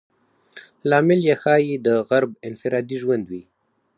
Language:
Pashto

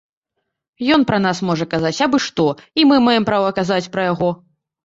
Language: Belarusian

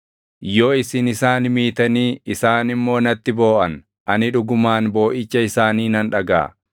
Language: Oromo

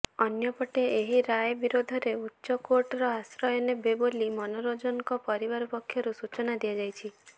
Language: Odia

